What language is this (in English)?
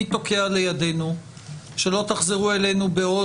Hebrew